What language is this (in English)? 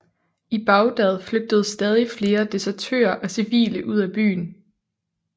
Danish